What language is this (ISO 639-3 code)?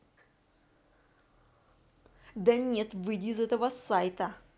rus